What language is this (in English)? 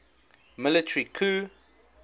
English